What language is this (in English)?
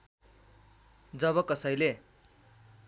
Nepali